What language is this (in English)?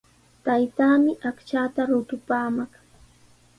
Sihuas Ancash Quechua